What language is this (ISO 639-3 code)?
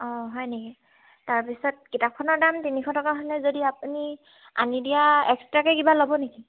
asm